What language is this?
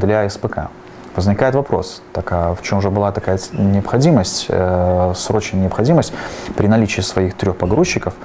Russian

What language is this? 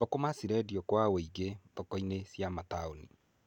Kikuyu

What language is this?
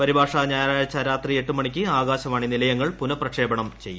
Malayalam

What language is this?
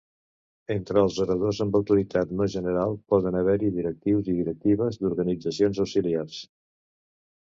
Catalan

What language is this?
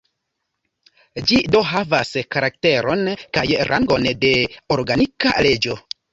Esperanto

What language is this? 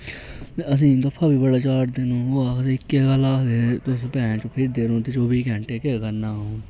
Dogri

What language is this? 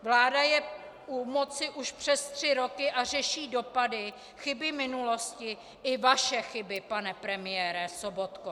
Czech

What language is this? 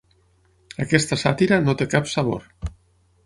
Catalan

